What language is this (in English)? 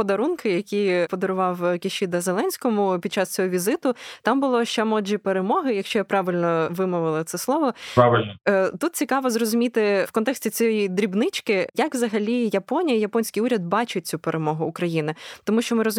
Ukrainian